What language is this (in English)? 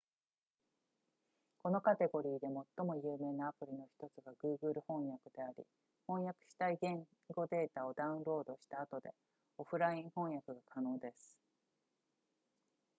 Japanese